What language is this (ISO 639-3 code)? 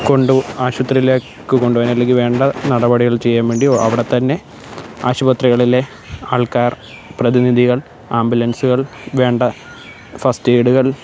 mal